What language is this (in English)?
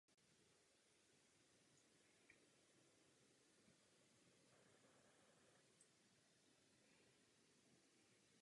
Czech